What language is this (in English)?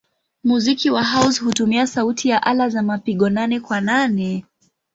Swahili